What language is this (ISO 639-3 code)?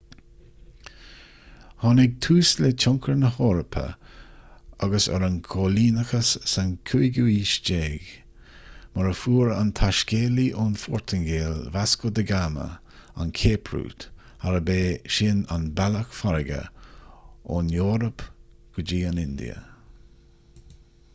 gle